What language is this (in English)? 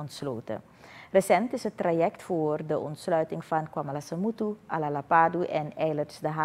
Dutch